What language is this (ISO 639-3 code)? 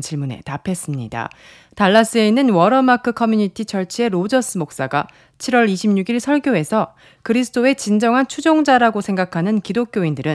kor